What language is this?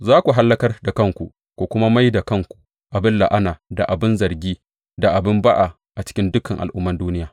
Hausa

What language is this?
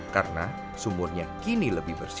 Indonesian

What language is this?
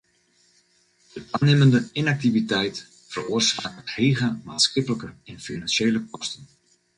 Western Frisian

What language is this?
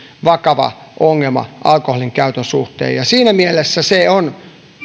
Finnish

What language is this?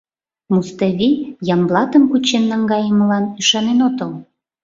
Mari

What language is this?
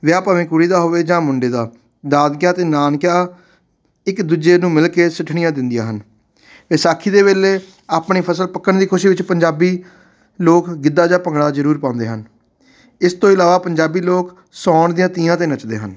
Punjabi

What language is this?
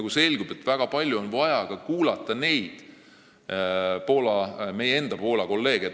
Estonian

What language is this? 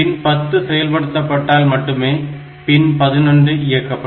Tamil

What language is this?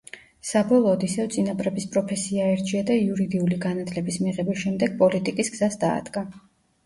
Georgian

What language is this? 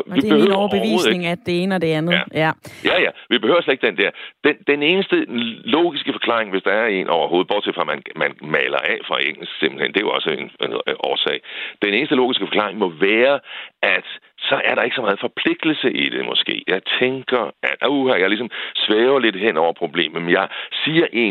Danish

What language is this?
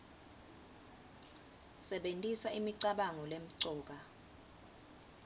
Swati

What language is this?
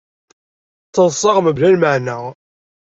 Kabyle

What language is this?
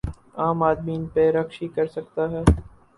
Urdu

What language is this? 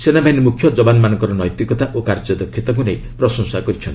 Odia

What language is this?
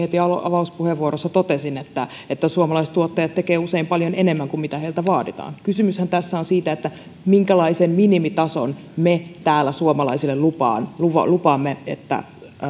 Finnish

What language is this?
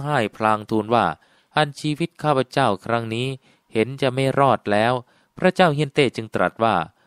Thai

